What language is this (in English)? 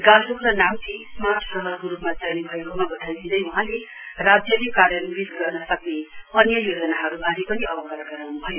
Nepali